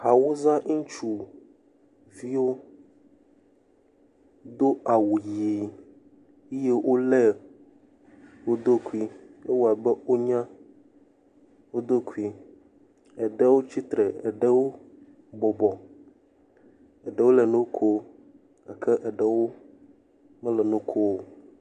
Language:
Ewe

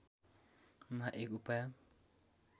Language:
Nepali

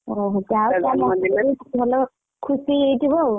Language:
Odia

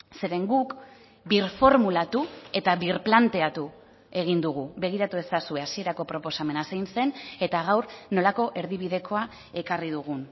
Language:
Basque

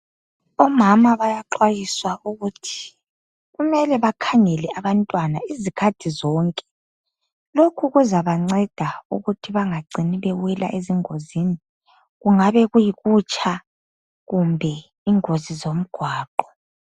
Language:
North Ndebele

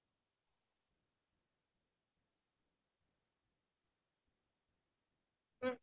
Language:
Assamese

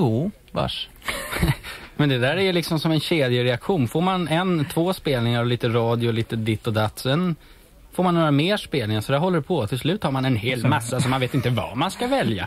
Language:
Swedish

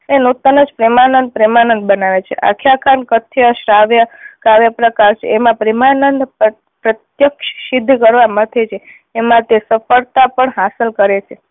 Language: Gujarati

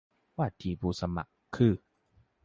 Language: Thai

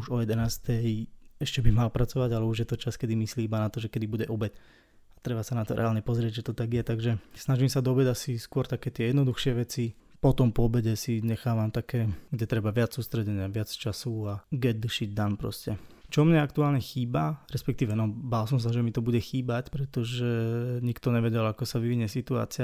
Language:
Slovak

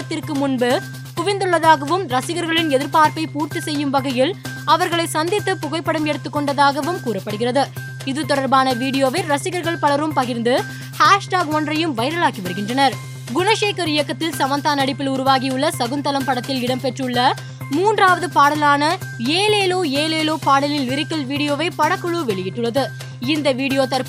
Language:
Tamil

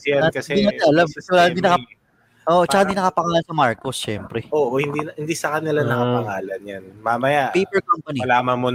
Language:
Filipino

